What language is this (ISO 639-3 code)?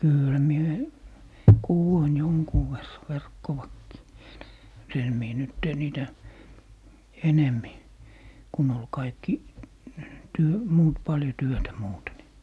fin